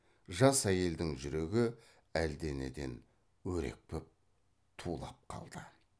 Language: Kazakh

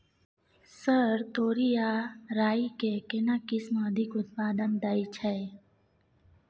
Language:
Maithili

